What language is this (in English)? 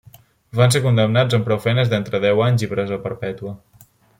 Catalan